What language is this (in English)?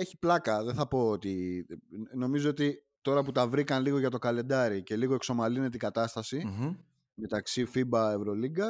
Greek